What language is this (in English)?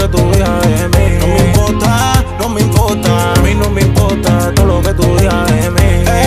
Romanian